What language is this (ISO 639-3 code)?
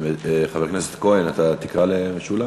heb